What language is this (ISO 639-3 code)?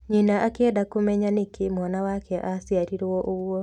kik